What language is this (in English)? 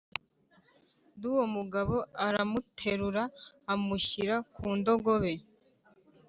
Kinyarwanda